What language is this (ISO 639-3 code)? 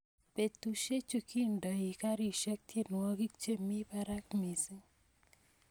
kln